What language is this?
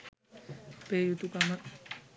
Sinhala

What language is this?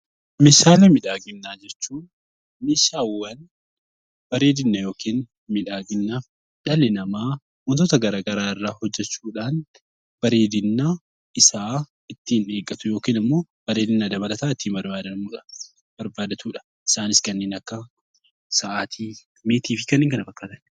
Oromo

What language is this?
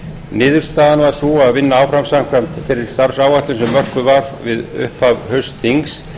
Icelandic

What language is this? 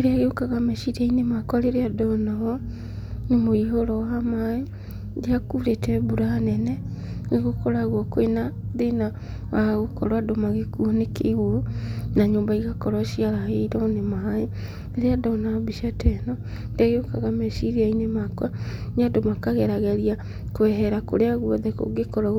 Kikuyu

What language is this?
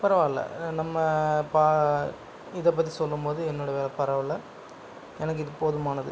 Tamil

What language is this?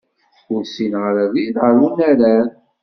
Kabyle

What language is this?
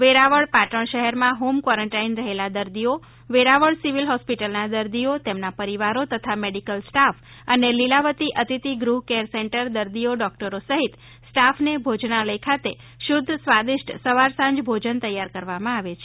Gujarati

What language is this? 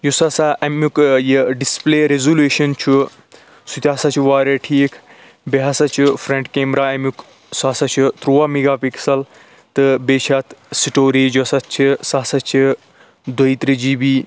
Kashmiri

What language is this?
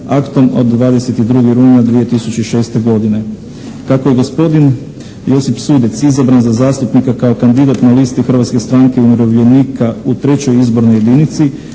Croatian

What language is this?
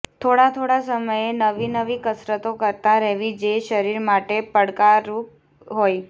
Gujarati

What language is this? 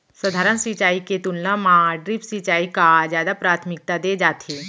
Chhattisgarhi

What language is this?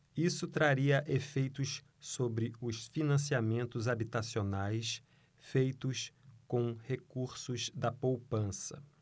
Portuguese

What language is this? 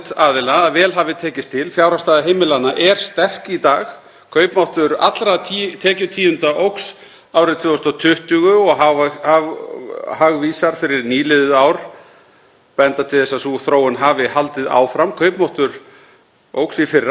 Icelandic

